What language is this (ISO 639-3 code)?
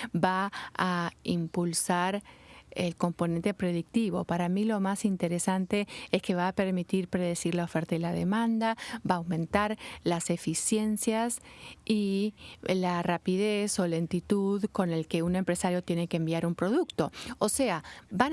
spa